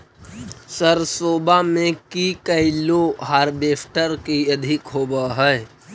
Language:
Magahi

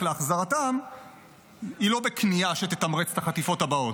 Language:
Hebrew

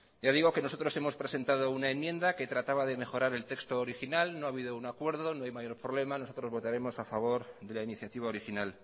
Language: Spanish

